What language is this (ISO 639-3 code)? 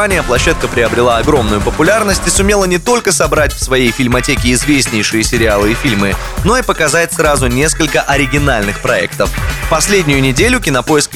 rus